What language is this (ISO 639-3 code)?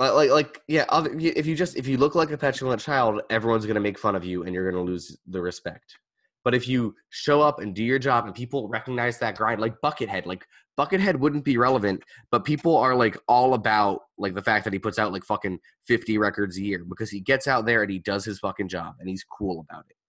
eng